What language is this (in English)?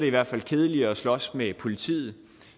Danish